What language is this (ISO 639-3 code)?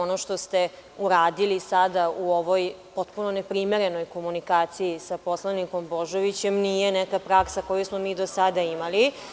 srp